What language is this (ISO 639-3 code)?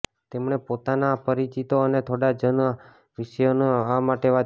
guj